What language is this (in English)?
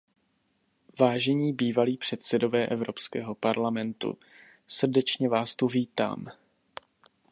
Czech